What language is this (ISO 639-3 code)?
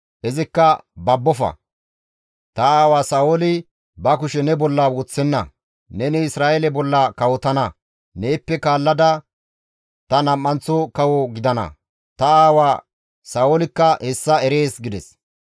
gmv